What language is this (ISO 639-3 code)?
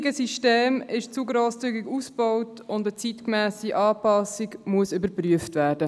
gsw